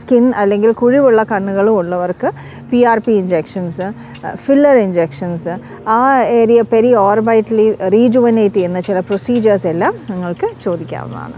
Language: Malayalam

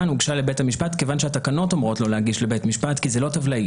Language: Hebrew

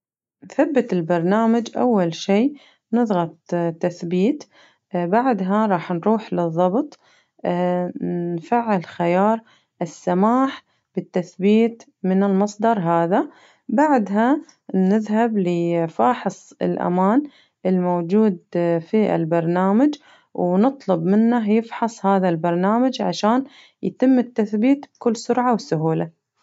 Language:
Najdi Arabic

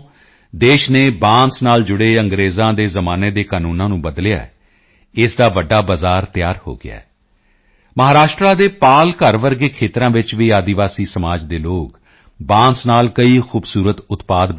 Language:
Punjabi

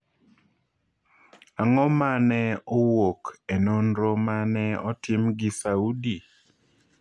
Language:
Luo (Kenya and Tanzania)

